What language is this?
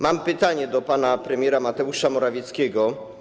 Polish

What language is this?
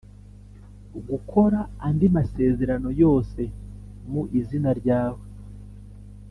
Kinyarwanda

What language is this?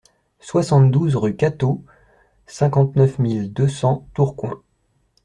French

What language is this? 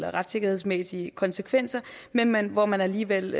Danish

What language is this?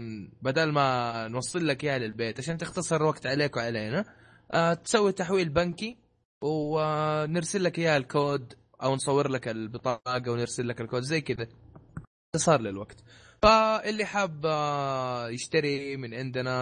Arabic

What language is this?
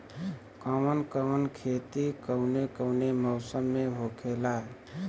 Bhojpuri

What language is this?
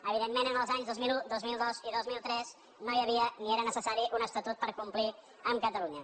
Catalan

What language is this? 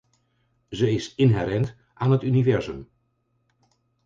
Dutch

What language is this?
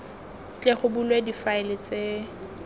Tswana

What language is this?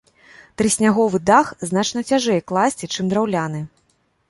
Belarusian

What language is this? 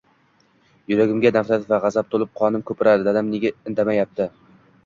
Uzbek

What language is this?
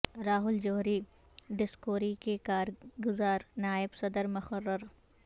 Urdu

